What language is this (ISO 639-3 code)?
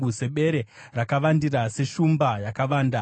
sna